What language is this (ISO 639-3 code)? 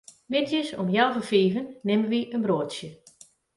fry